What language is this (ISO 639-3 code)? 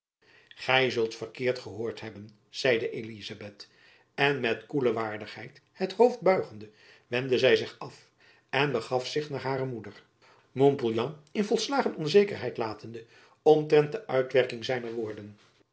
nld